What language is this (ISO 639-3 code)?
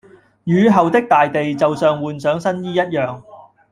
yue